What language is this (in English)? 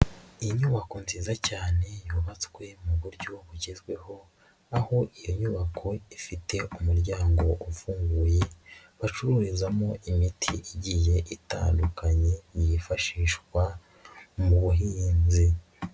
Kinyarwanda